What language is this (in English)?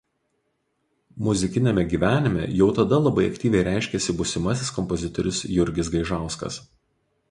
Lithuanian